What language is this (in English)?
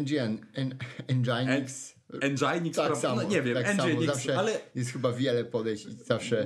Polish